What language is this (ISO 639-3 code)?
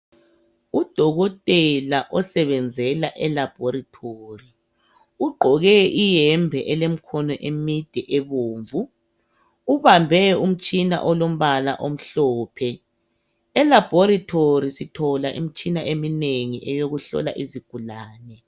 nde